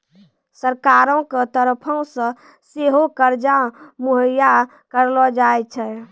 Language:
Maithili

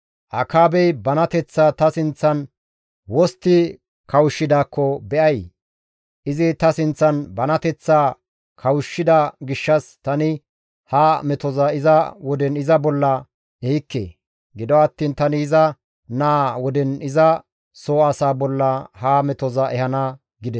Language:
Gamo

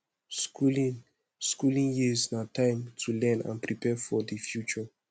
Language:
Nigerian Pidgin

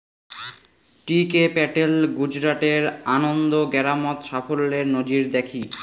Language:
Bangla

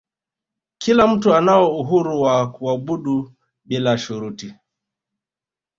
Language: Swahili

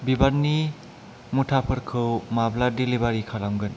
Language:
Bodo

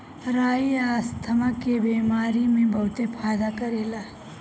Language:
Bhojpuri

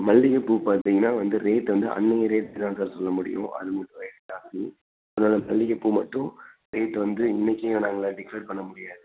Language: Tamil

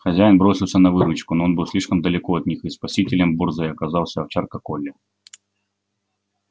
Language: Russian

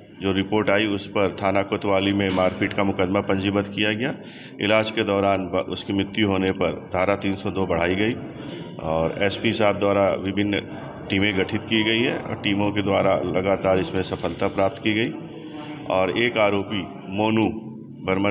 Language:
Hindi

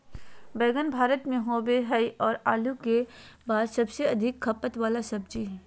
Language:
Magahi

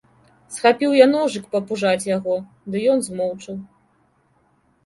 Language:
Belarusian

